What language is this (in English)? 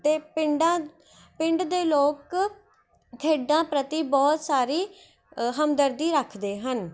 Punjabi